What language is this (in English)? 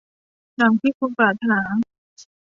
Thai